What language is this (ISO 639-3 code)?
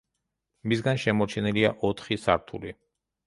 kat